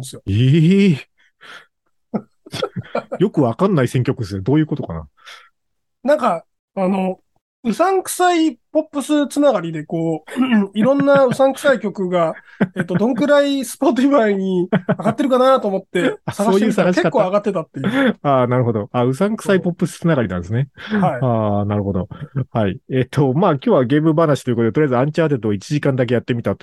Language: Japanese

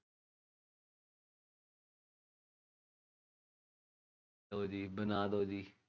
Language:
Punjabi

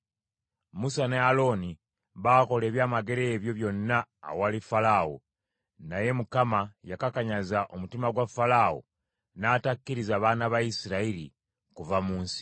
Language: Ganda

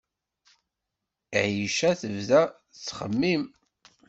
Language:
Kabyle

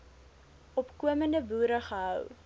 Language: Afrikaans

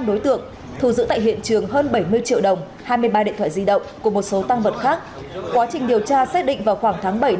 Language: Vietnamese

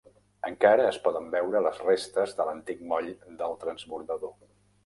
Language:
Catalan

